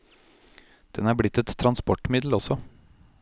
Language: Norwegian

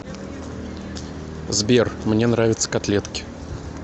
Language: Russian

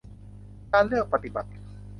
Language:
Thai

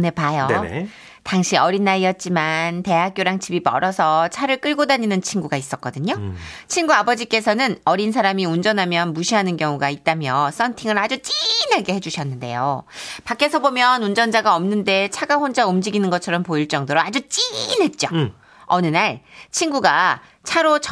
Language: Korean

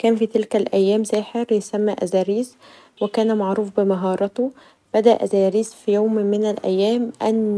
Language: Egyptian Arabic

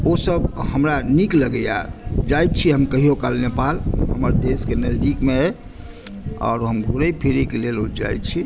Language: Maithili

